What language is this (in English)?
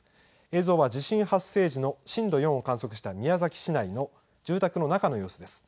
Japanese